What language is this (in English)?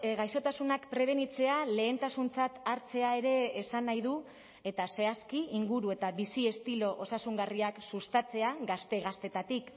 Basque